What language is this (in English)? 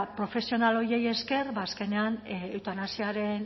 Basque